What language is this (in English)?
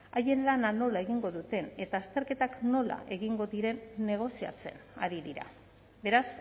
Basque